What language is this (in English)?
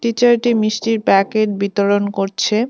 Bangla